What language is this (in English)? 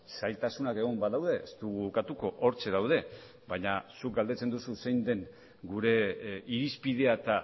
Basque